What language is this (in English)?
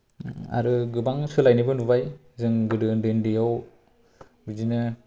Bodo